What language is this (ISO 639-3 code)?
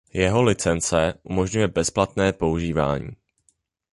ces